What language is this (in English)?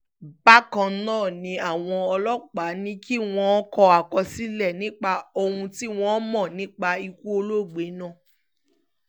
Yoruba